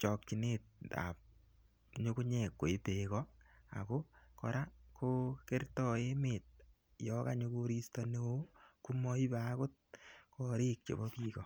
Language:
Kalenjin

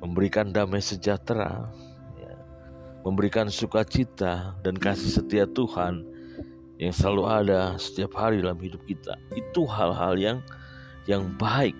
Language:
Indonesian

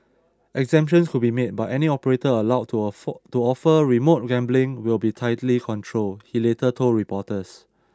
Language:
English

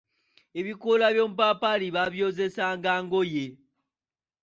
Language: Ganda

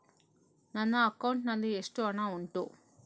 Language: Kannada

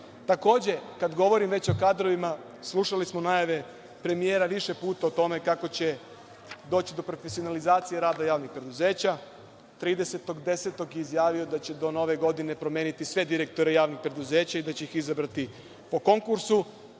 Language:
Serbian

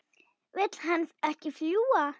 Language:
Icelandic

